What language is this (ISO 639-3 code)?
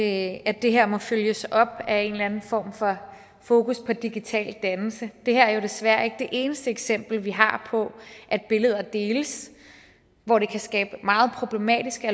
dan